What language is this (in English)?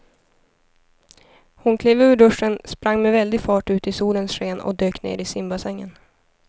Swedish